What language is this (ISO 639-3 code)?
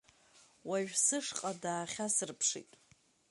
abk